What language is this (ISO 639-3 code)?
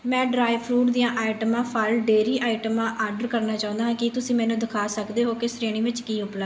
pan